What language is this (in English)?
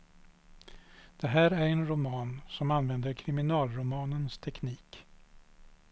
Swedish